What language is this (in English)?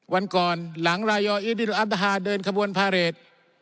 Thai